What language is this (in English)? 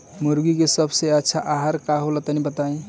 Bhojpuri